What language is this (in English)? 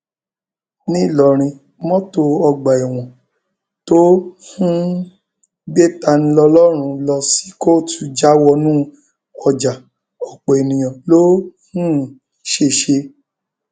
Yoruba